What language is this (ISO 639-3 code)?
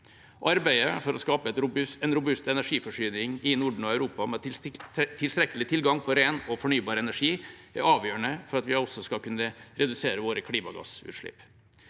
nor